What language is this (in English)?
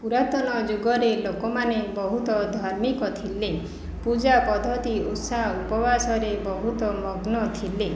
Odia